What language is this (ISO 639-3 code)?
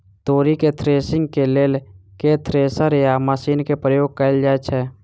mai